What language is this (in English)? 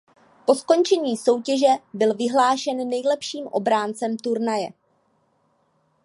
Czech